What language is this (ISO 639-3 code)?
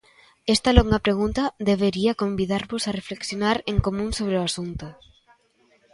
glg